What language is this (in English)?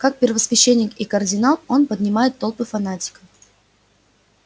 Russian